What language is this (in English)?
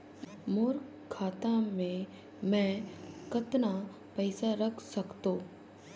Chhattisgarhi